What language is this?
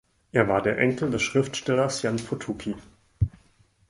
German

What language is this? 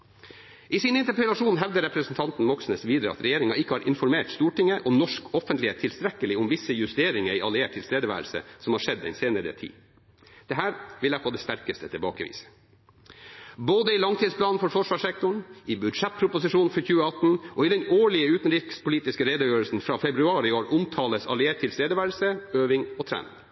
Norwegian Bokmål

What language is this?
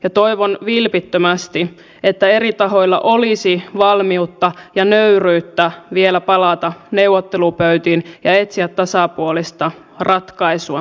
Finnish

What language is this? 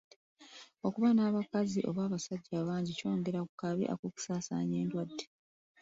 Ganda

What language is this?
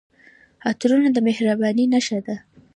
Pashto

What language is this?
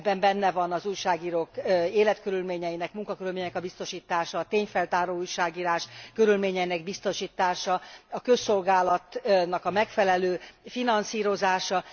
Hungarian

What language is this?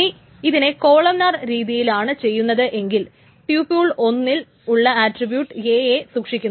Malayalam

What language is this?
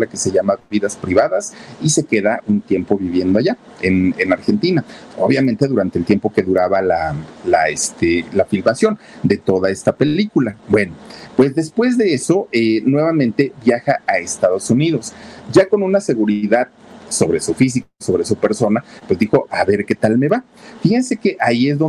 Spanish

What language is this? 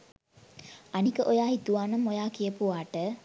Sinhala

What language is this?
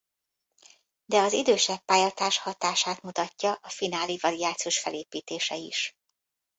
Hungarian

